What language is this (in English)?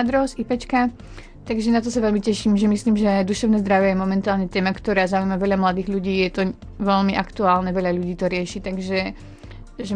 Slovak